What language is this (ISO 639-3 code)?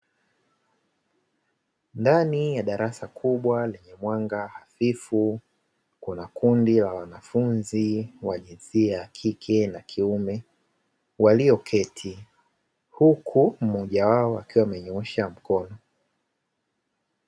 swa